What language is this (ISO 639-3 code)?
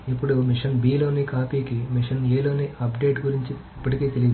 tel